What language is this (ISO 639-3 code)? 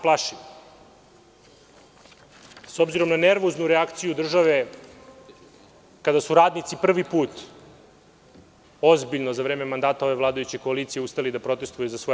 srp